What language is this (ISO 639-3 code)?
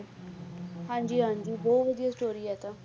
pan